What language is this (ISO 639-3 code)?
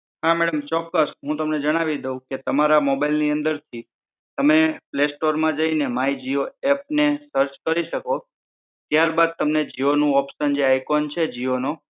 guj